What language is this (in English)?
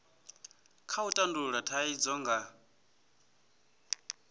Venda